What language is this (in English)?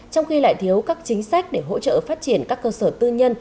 Vietnamese